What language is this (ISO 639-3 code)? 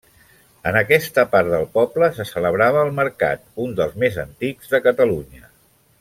cat